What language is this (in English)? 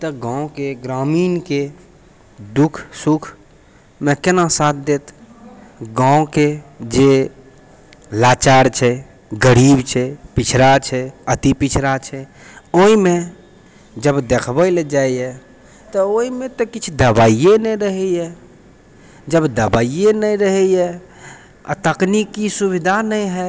Maithili